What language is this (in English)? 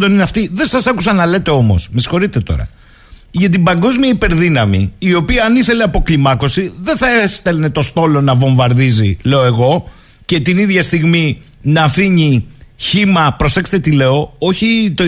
Greek